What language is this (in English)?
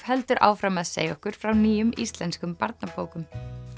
Icelandic